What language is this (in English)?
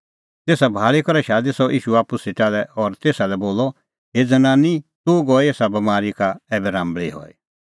Kullu Pahari